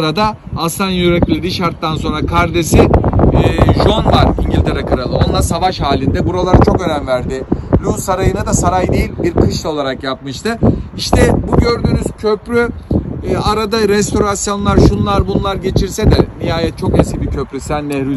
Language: Turkish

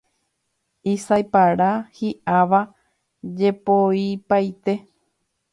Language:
Guarani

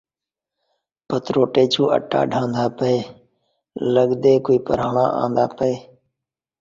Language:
Saraiki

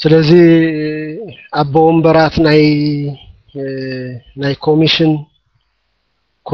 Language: Arabic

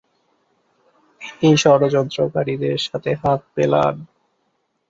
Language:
Bangla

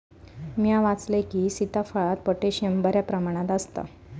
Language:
Marathi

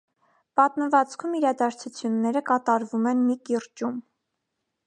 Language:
Armenian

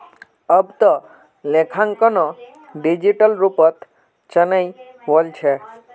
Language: Magahi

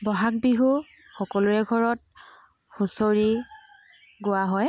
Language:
Assamese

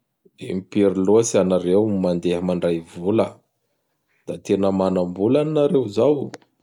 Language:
Bara Malagasy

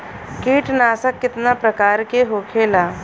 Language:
Bhojpuri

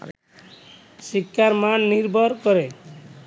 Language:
Bangla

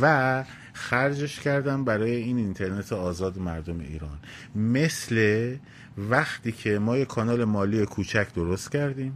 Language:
Persian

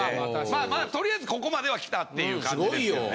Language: Japanese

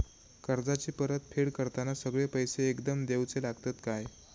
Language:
Marathi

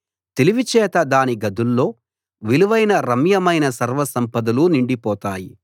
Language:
Telugu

